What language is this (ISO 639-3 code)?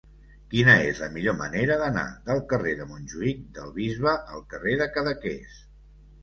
cat